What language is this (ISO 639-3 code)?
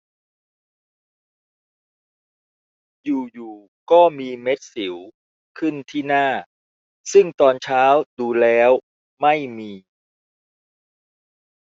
tha